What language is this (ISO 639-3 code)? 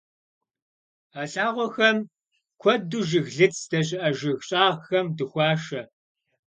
kbd